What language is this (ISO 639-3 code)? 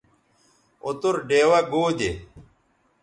btv